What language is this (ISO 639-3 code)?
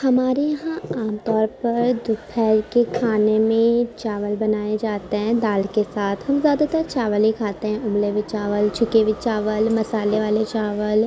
urd